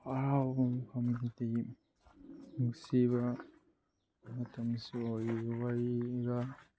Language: Manipuri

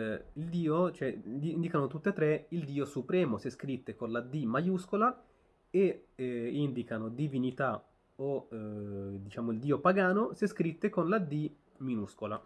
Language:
Italian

